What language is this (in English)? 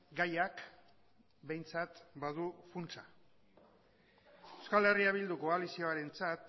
Basque